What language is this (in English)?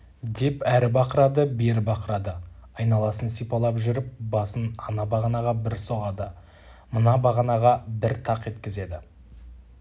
Kazakh